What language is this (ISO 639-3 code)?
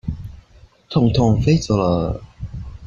zho